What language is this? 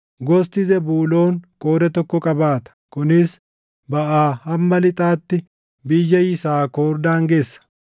Oromo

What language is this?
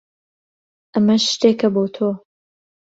Central Kurdish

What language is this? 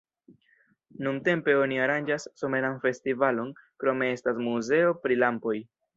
Esperanto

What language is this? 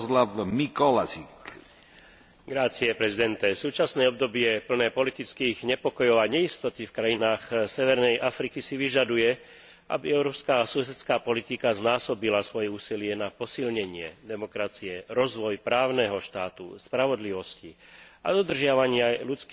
Slovak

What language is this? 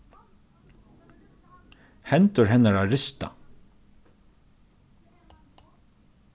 Faroese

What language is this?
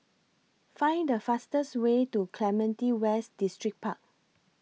English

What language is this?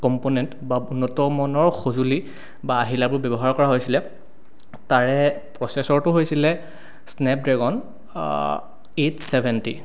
Assamese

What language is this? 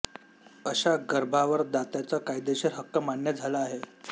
Marathi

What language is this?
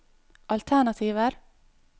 Norwegian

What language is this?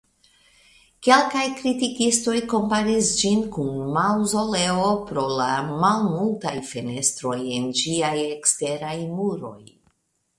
Esperanto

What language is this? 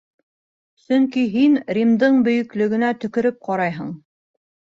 Bashkir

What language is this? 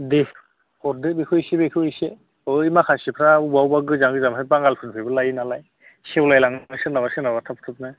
Bodo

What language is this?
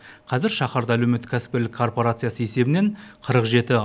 Kazakh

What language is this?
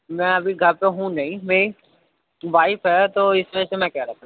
Urdu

